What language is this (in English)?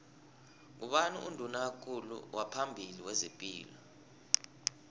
South Ndebele